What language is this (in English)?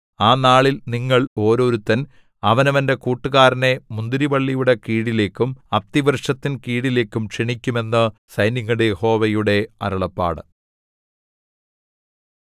Malayalam